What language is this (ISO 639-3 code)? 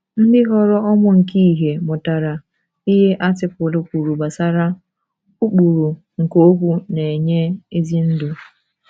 ibo